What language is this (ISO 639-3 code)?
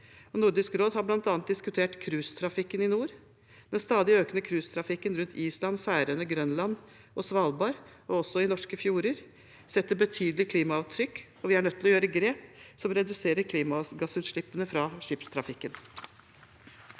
nor